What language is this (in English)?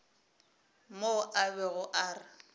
Northern Sotho